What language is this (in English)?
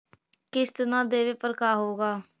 Magahi